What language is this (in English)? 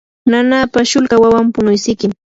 Yanahuanca Pasco Quechua